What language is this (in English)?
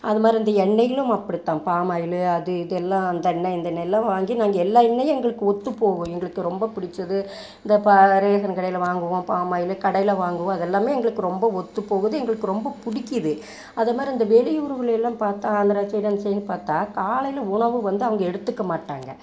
Tamil